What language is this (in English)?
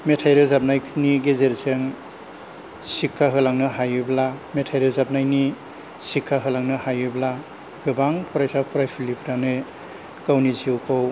Bodo